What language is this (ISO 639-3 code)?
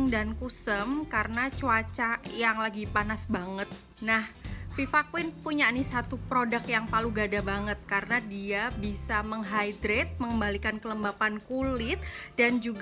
ind